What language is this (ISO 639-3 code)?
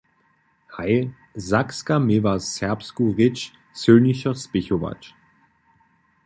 hsb